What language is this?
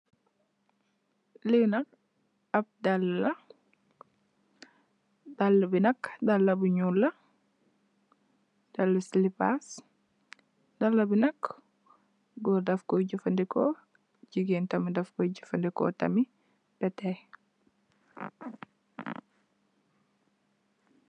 Wolof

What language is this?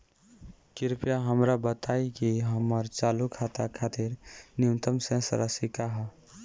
Bhojpuri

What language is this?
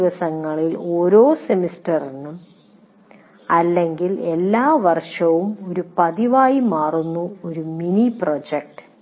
Malayalam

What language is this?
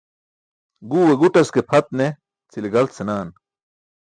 Burushaski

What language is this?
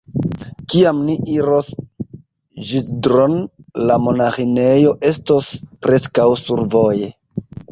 Esperanto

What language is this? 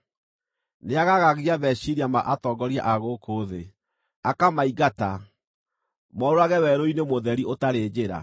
Kikuyu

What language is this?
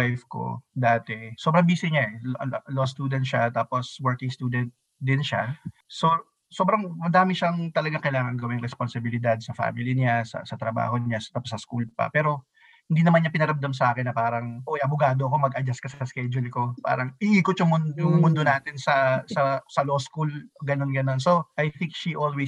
Filipino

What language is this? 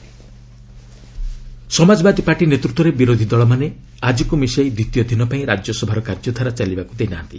Odia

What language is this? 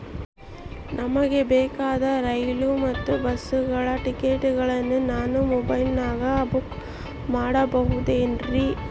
Kannada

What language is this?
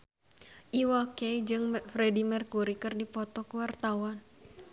Sundanese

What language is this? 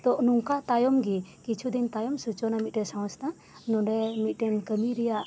Santali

